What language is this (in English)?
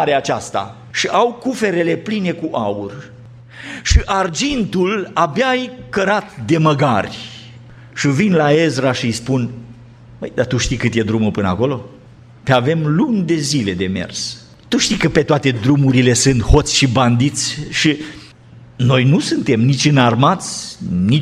Romanian